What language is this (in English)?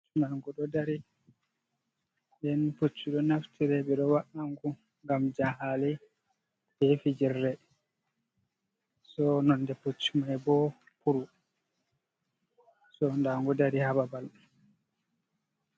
Fula